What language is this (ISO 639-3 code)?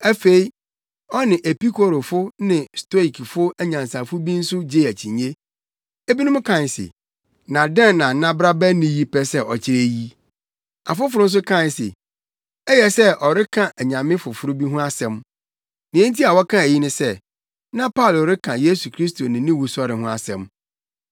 aka